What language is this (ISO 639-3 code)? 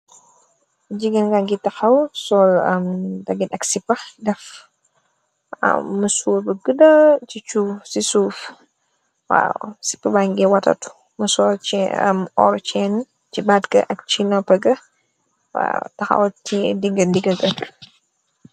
wol